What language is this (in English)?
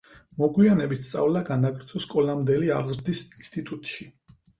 Georgian